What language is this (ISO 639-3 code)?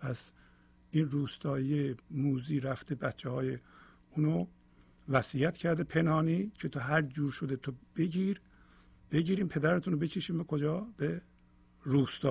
fas